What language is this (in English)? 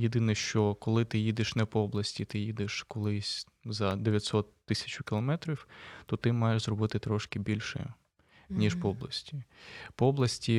Ukrainian